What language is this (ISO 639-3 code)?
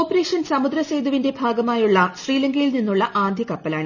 mal